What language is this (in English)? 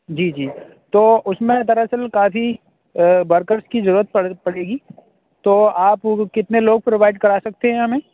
Urdu